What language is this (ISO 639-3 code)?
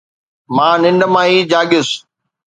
snd